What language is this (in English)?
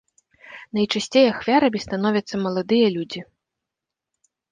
Belarusian